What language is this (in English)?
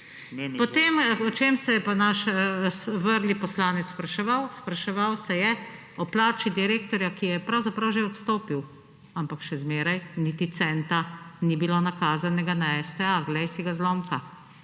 Slovenian